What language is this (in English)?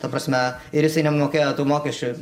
Lithuanian